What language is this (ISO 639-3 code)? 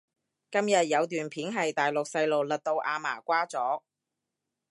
yue